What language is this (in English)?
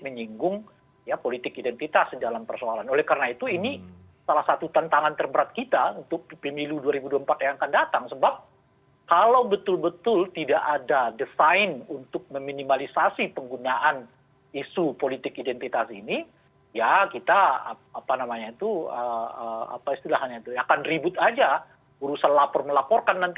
Indonesian